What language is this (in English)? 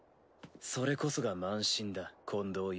Japanese